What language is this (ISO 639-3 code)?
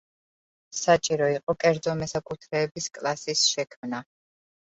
kat